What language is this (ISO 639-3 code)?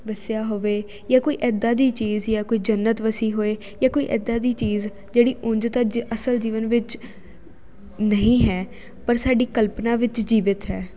pan